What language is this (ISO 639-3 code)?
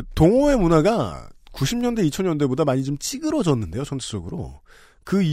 kor